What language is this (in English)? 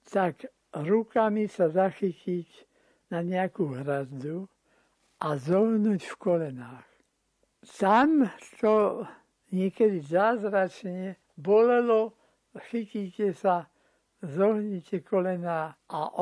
Slovak